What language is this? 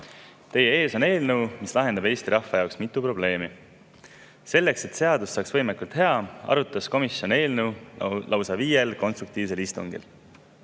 Estonian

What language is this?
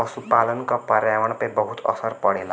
Bhojpuri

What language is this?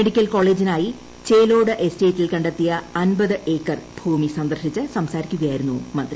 Malayalam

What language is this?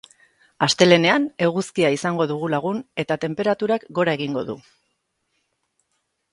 Basque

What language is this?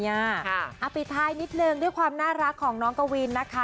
Thai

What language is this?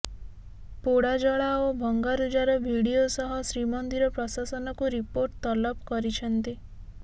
Odia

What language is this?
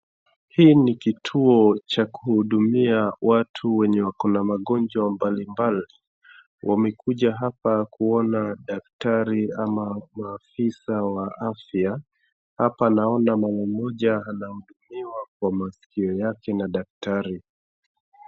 Swahili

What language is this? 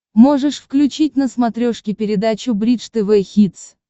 Russian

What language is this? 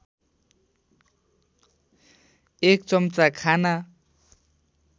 Nepali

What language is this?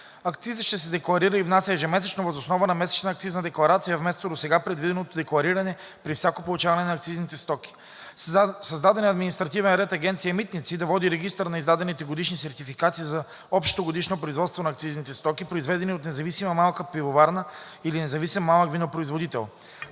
Bulgarian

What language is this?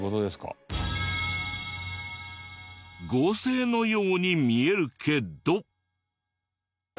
Japanese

